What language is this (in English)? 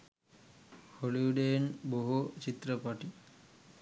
Sinhala